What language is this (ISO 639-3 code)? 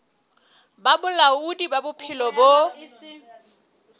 sot